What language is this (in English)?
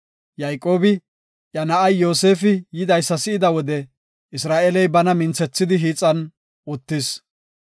Gofa